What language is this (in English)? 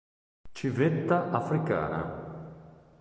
Italian